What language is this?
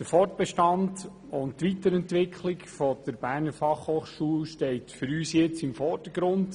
Swiss German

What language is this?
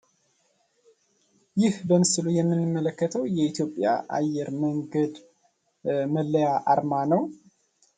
Amharic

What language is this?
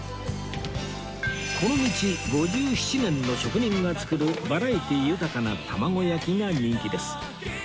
Japanese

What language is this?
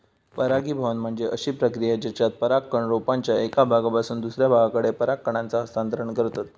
Marathi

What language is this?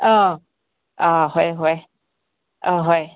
Manipuri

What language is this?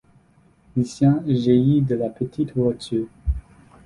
French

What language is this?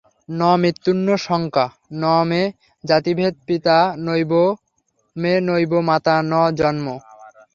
Bangla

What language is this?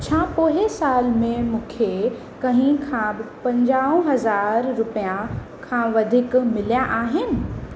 Sindhi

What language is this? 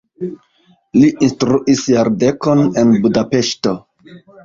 Esperanto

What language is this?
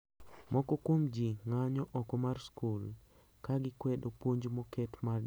Luo (Kenya and Tanzania)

